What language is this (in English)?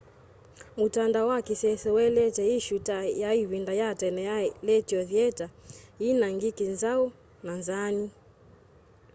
Kamba